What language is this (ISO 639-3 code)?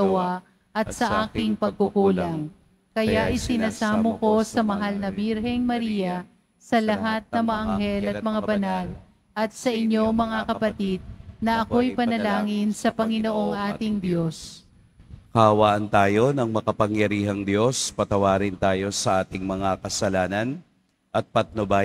fil